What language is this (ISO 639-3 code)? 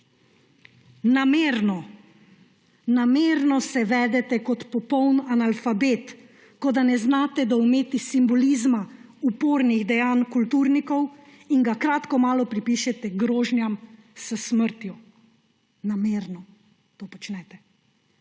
slv